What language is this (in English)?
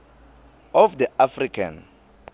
Swati